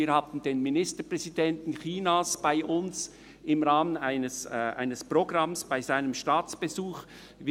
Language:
Swiss German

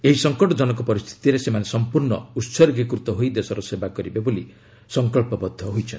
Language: Odia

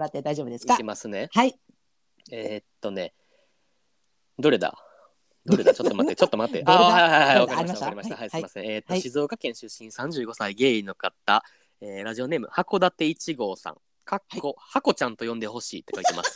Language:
Japanese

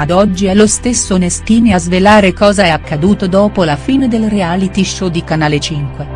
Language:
Italian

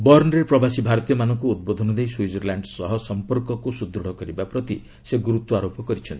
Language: Odia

